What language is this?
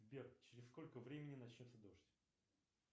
Russian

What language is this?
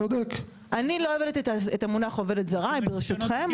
Hebrew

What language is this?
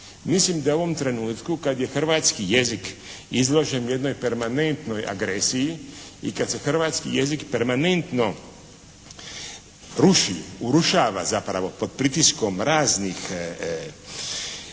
Croatian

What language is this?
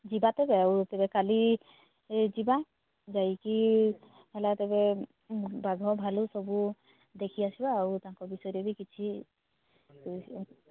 Odia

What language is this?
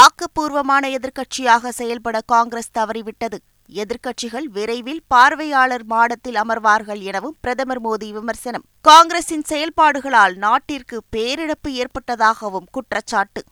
Tamil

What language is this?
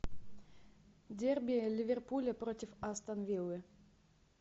Russian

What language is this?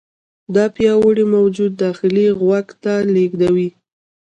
Pashto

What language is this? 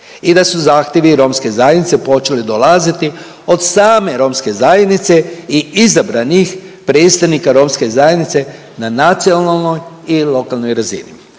Croatian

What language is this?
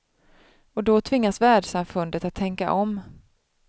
Swedish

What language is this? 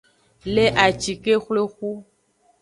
Aja (Benin)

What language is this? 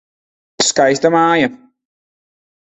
Latvian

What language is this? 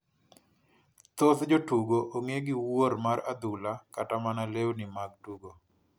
Luo (Kenya and Tanzania)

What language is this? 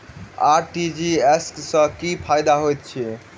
Maithili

